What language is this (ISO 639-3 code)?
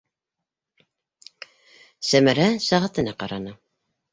bak